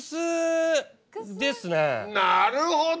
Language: Japanese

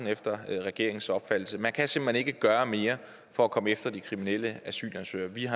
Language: Danish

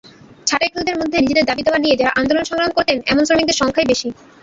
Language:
Bangla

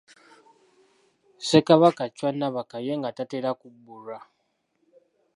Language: Ganda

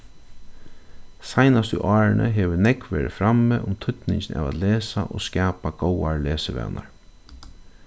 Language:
Faroese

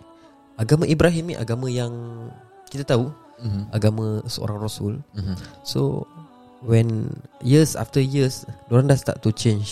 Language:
Malay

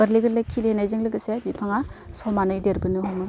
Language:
Bodo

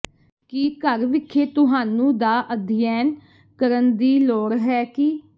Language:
Punjabi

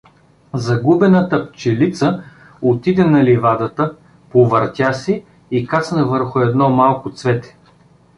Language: Bulgarian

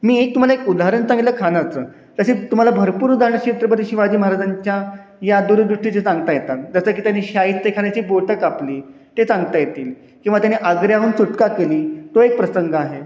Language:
Marathi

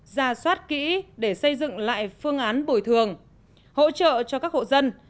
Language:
Vietnamese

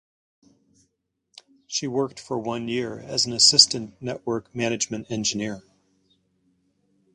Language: English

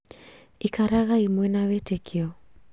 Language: Kikuyu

